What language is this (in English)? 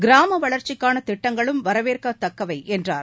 Tamil